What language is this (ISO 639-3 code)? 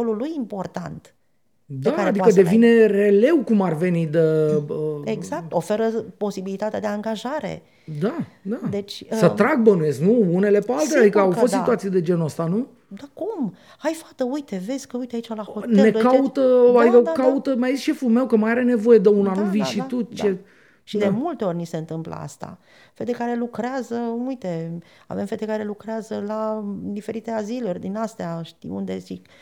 ron